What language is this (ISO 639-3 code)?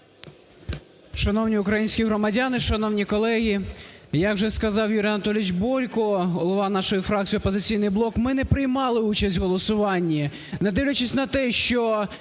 ukr